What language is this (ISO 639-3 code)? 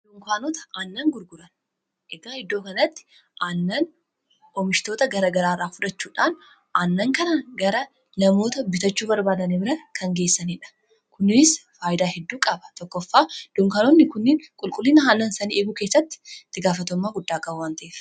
orm